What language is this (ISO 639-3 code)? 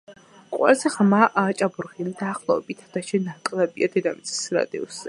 kat